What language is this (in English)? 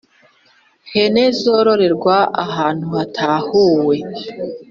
Kinyarwanda